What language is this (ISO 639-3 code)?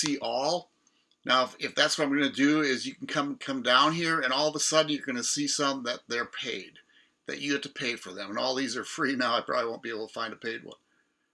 eng